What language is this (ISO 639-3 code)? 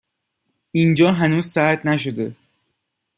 fas